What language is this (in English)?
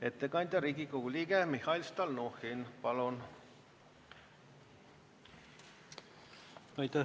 Estonian